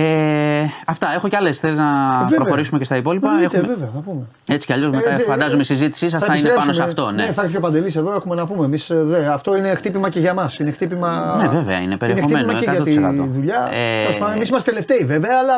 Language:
Greek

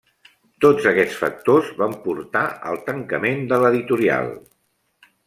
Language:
Catalan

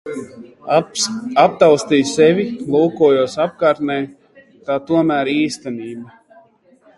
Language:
Latvian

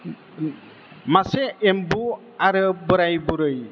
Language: Bodo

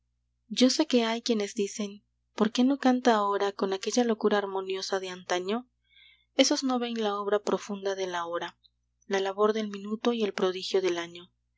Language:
Spanish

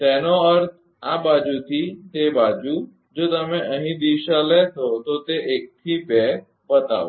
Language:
Gujarati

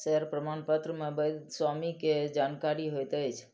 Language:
Maithili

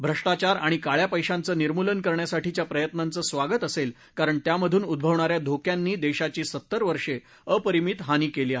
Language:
Marathi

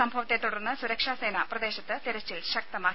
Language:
Malayalam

